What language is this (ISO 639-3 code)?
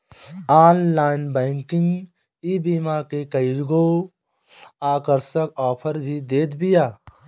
bho